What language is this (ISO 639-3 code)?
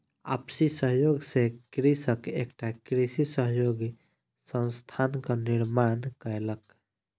mai